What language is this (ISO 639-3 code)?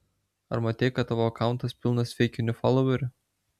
lit